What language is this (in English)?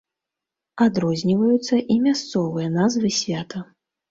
Belarusian